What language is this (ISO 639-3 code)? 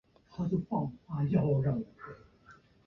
zho